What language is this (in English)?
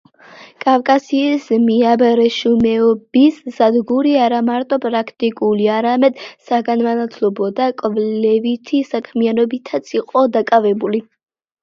Georgian